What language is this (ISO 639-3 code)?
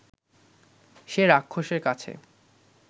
ben